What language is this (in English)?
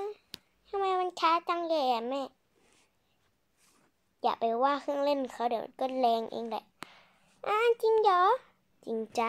Thai